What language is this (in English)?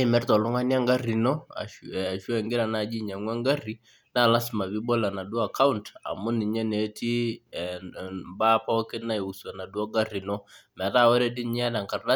Masai